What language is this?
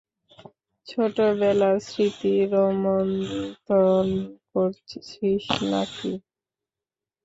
Bangla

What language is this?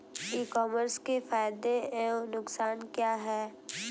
Hindi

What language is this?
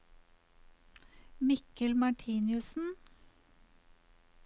Norwegian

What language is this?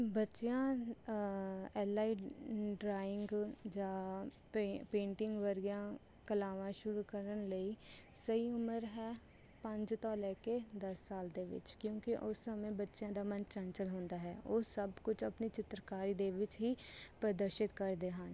Punjabi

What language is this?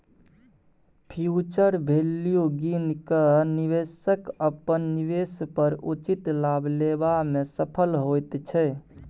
Maithili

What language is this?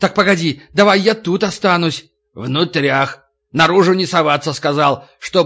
Russian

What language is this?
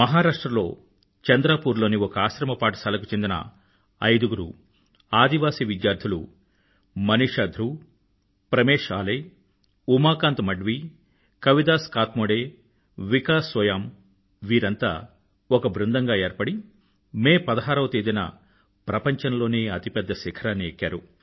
Telugu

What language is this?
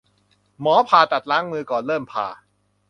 Thai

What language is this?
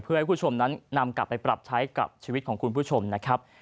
Thai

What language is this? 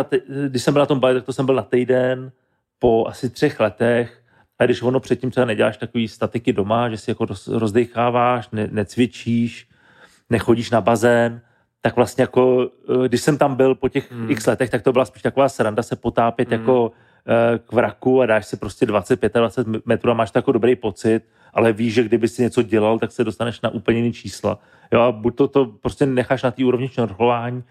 Czech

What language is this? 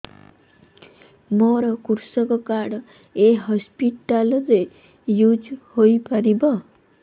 Odia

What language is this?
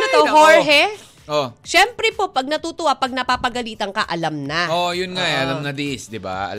Filipino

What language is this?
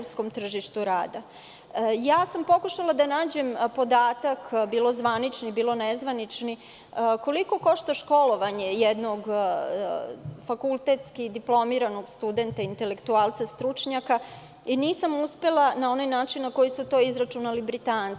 Serbian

